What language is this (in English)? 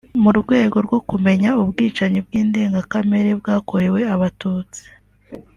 Kinyarwanda